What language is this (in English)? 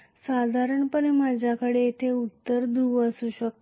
Marathi